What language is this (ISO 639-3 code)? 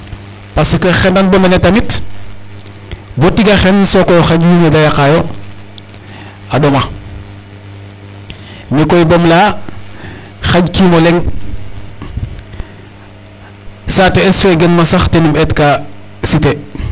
srr